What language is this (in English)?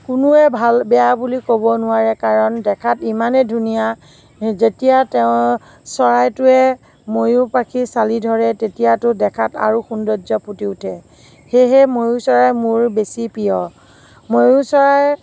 Assamese